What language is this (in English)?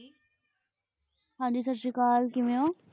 Punjabi